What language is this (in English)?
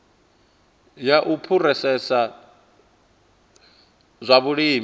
Venda